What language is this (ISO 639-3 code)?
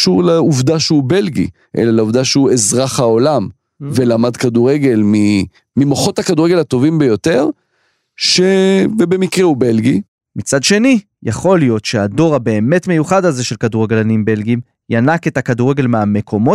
heb